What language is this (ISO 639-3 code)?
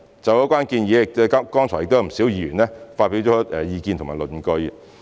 yue